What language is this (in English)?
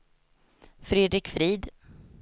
Swedish